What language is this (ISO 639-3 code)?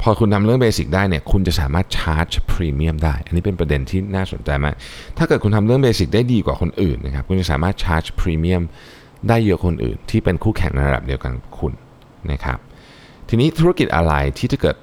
tha